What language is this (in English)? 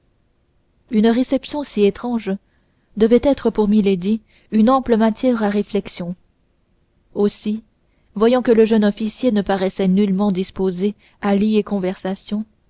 French